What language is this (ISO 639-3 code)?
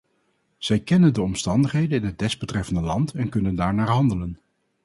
nld